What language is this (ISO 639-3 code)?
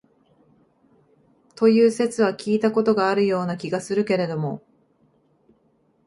jpn